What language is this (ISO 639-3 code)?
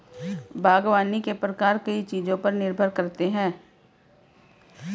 hin